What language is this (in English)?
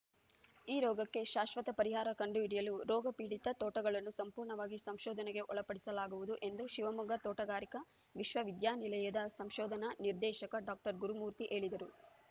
Kannada